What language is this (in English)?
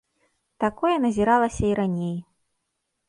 Belarusian